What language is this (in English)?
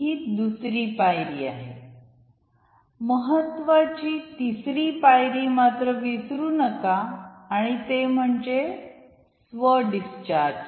Marathi